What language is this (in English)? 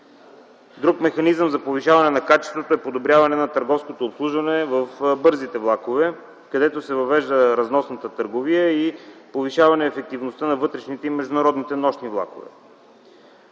Bulgarian